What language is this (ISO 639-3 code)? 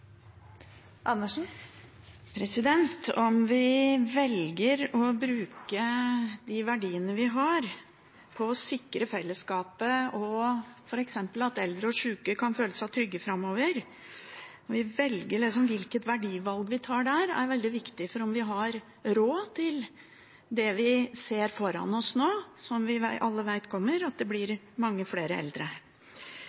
nor